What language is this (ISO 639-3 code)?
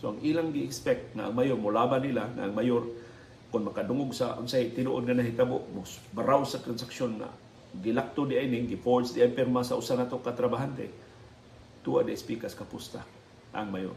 fil